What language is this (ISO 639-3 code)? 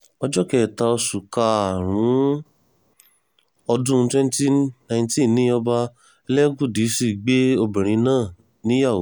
yor